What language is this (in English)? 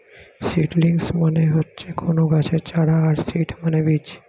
Bangla